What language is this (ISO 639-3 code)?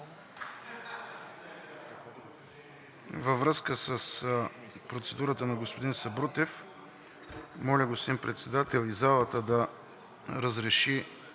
bul